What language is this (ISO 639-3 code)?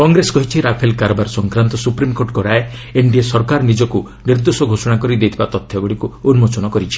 ori